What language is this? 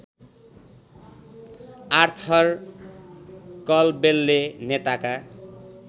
Nepali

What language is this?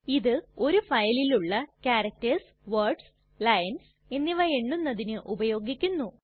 Malayalam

